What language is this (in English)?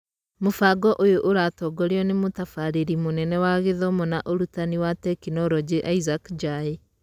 Kikuyu